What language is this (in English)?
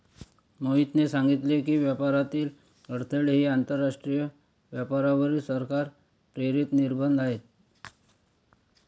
Marathi